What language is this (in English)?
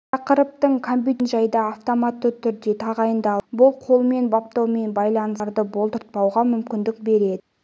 Kazakh